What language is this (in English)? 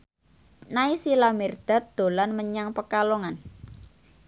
Javanese